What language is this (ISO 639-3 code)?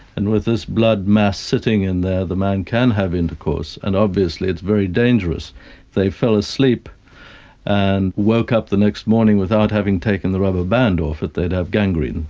eng